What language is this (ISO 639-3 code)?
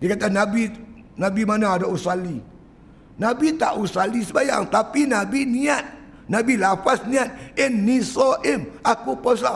msa